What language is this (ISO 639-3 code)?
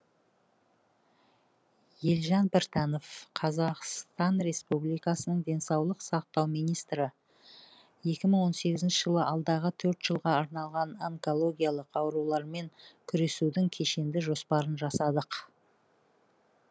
kaz